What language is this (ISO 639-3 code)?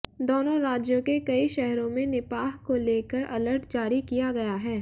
hin